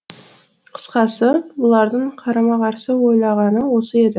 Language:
Kazakh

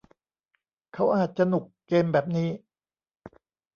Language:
Thai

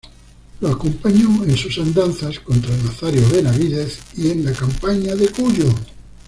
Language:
Spanish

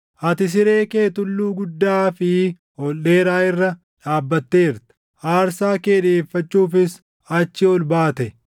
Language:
Oromo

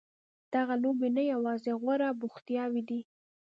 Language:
Pashto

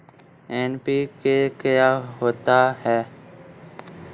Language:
Hindi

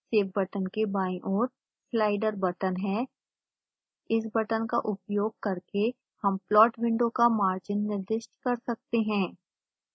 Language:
Hindi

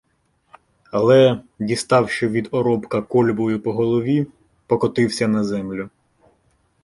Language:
Ukrainian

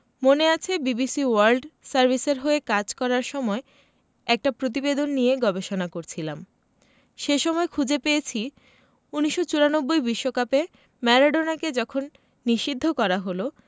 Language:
Bangla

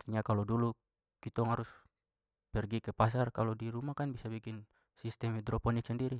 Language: Papuan Malay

